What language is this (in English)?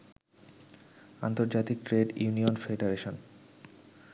Bangla